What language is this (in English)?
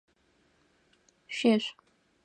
Adyghe